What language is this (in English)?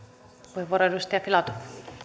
Finnish